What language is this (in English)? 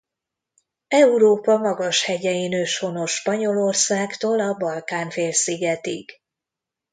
Hungarian